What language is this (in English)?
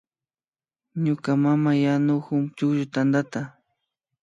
Imbabura Highland Quichua